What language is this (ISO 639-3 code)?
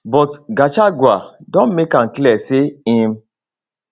pcm